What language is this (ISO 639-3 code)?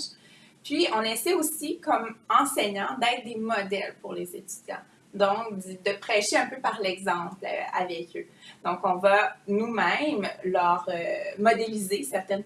fra